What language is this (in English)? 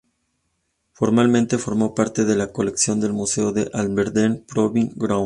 Spanish